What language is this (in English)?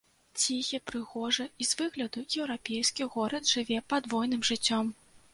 Belarusian